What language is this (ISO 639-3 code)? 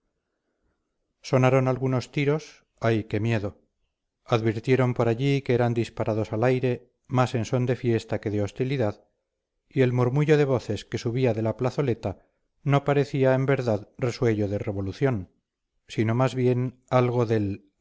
spa